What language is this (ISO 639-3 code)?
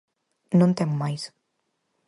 glg